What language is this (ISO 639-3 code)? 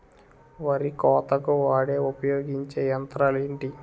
tel